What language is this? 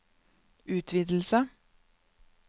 Norwegian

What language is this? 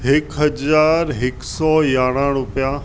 Sindhi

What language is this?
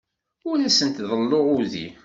Kabyle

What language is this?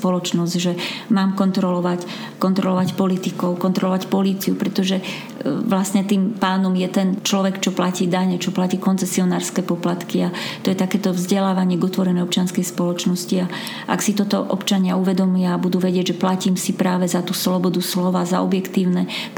Slovak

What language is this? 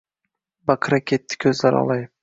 Uzbek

